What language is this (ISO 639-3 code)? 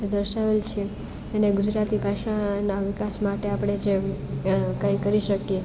guj